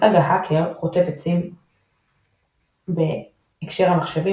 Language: Hebrew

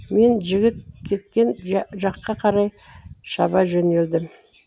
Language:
Kazakh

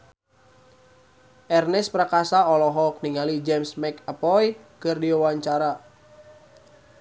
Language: Sundanese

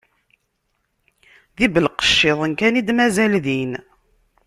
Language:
Kabyle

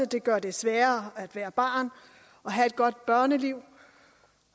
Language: Danish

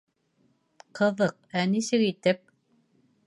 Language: Bashkir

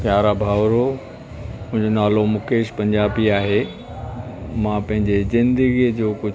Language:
Sindhi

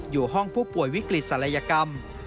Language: Thai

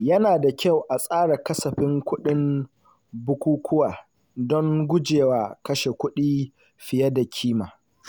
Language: Hausa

